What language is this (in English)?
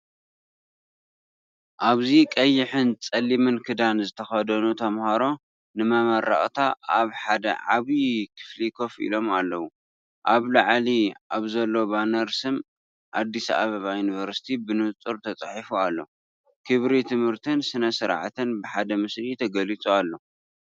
Tigrinya